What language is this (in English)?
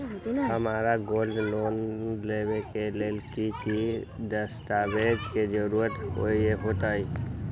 Magahi